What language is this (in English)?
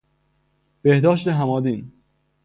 Persian